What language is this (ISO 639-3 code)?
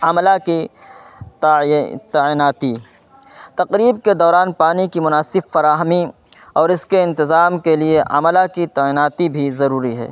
urd